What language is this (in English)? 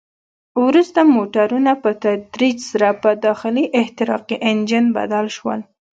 Pashto